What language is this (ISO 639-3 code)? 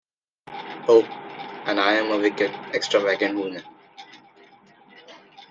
eng